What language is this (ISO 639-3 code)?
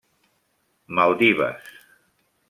cat